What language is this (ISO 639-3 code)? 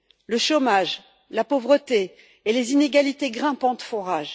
fra